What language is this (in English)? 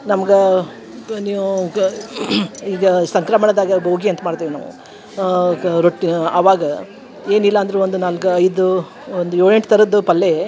Kannada